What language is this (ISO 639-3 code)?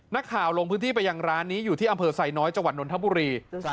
tha